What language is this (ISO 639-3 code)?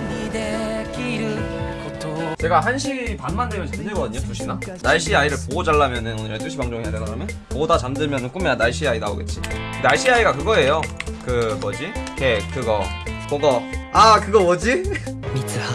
kor